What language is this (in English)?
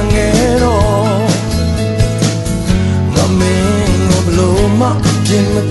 Romanian